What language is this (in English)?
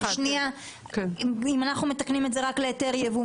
Hebrew